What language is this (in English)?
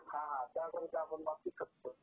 Marathi